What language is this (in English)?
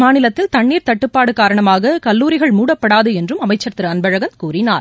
Tamil